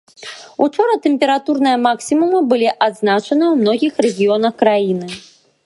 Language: Belarusian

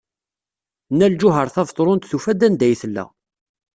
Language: Kabyle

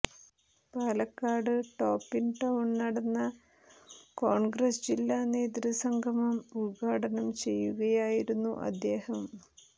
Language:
Malayalam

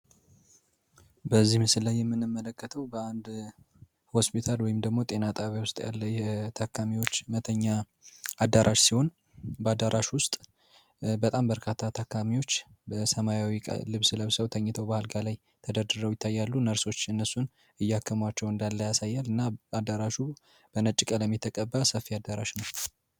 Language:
Amharic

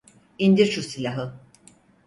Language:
Turkish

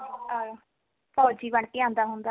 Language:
Punjabi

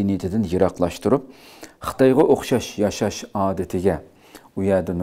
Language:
Turkish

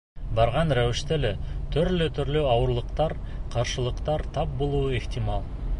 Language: Bashkir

